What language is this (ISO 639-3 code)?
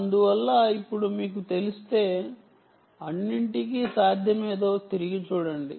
tel